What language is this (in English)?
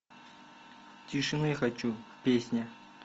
Russian